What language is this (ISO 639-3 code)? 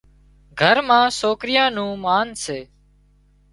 kxp